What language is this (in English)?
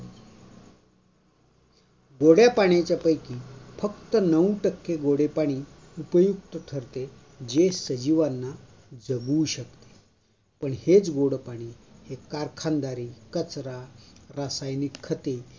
Marathi